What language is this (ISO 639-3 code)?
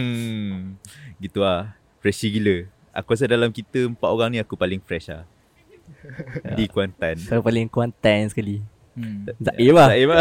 msa